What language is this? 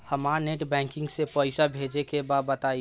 Bhojpuri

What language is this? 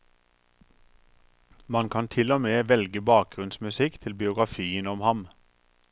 Norwegian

